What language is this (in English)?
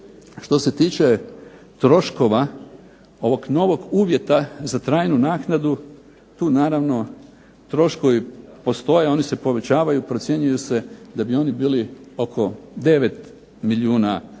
Croatian